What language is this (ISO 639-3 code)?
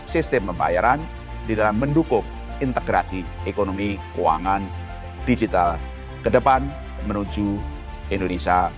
ind